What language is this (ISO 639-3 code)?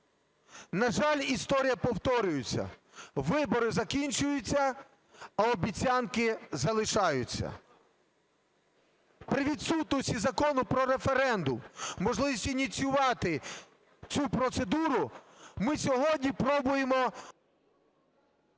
ukr